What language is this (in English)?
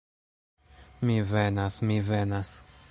Esperanto